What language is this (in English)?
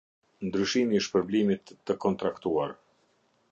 Albanian